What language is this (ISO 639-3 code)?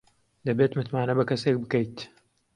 ckb